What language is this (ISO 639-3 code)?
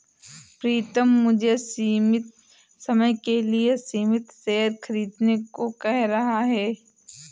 hin